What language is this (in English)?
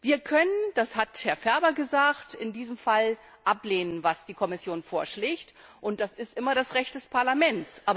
German